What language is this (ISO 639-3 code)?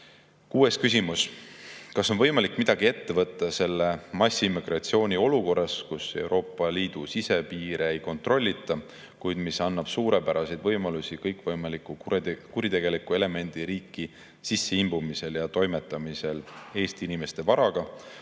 est